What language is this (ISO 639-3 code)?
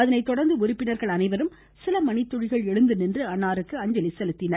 tam